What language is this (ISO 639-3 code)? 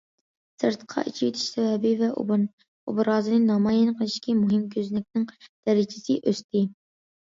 uig